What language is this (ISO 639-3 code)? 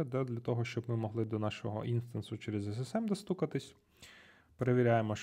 ukr